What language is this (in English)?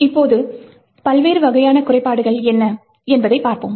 Tamil